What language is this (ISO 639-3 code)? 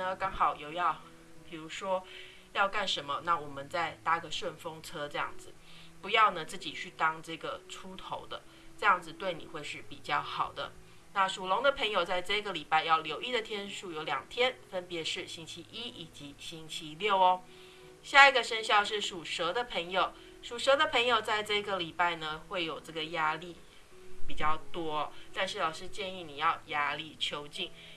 zho